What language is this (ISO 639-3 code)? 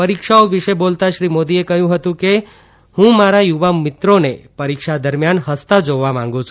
guj